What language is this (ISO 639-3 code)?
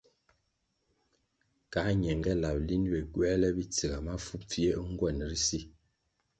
nmg